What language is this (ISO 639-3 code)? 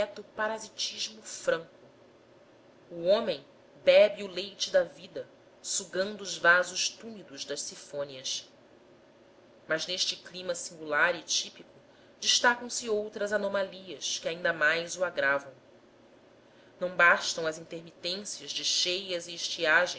por